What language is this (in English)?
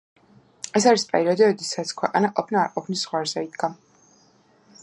Georgian